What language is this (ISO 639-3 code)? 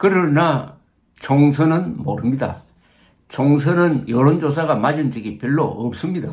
kor